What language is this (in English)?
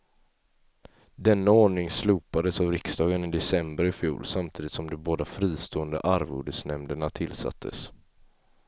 Swedish